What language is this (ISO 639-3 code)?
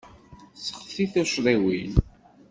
kab